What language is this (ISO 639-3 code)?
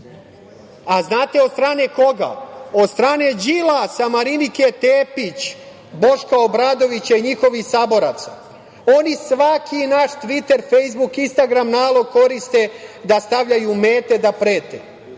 srp